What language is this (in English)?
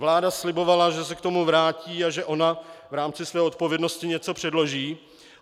Czech